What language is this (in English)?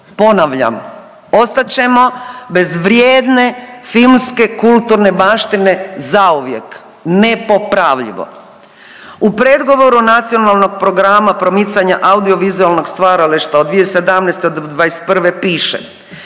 Croatian